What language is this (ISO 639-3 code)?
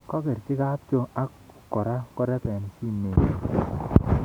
kln